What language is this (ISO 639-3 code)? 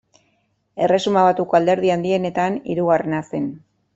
eus